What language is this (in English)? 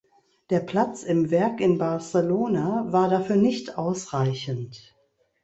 German